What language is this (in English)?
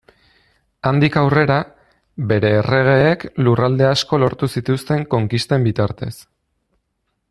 Basque